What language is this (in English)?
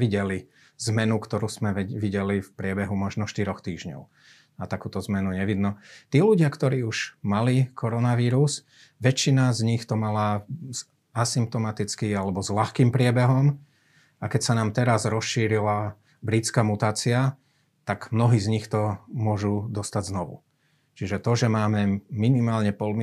Slovak